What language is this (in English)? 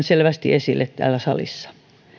Finnish